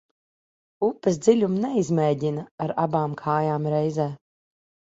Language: Latvian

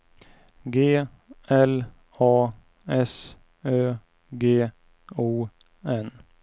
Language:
Swedish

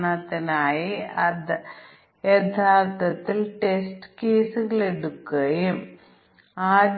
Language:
Malayalam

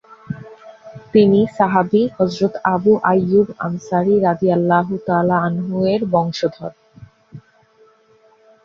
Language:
Bangla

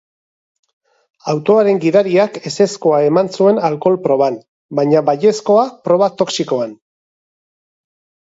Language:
Basque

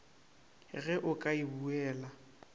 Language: Northern Sotho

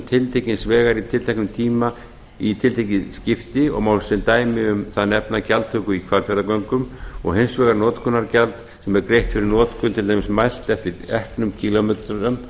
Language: Icelandic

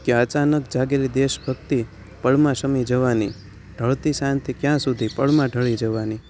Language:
Gujarati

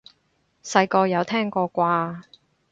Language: Cantonese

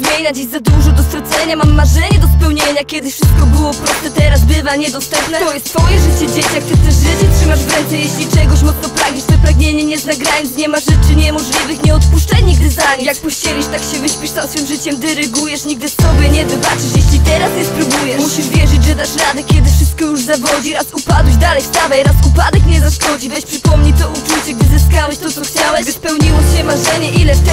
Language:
Polish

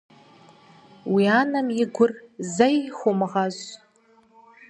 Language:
Kabardian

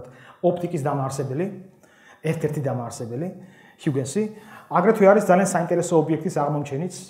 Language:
Romanian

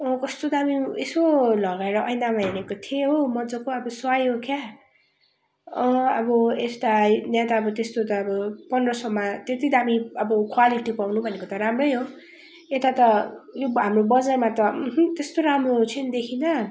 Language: Nepali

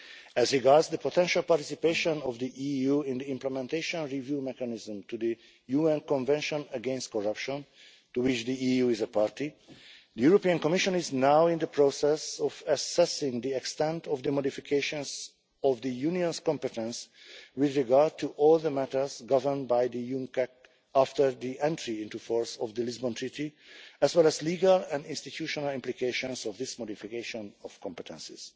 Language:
English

